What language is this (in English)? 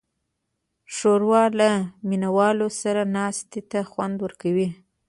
Pashto